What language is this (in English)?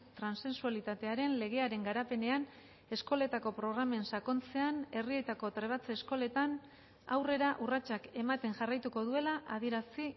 Basque